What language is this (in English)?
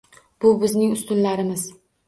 Uzbek